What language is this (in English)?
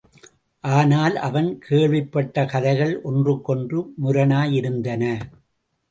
Tamil